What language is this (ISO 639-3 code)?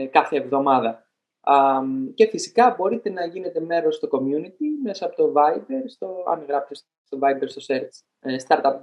ell